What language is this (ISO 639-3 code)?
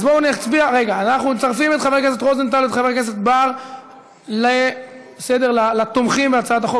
heb